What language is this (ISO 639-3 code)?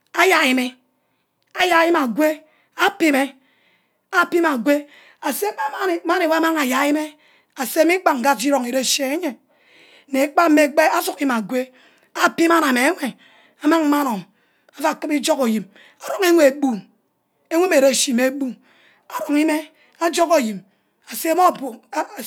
byc